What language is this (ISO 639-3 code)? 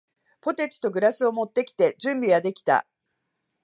jpn